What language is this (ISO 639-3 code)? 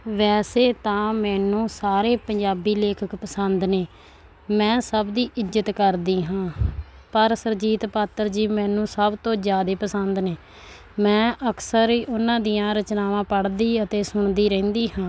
pan